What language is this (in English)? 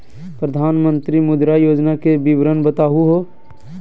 Magahi